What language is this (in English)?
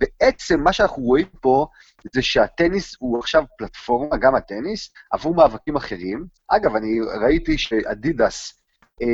Hebrew